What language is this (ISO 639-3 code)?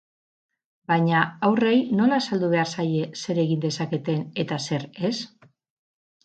eus